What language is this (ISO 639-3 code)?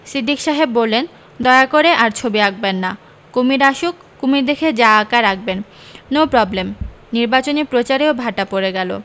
ben